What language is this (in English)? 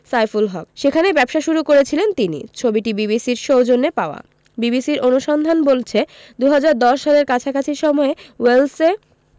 Bangla